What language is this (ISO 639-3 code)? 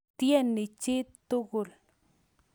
kln